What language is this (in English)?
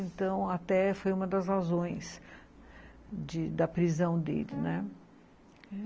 Portuguese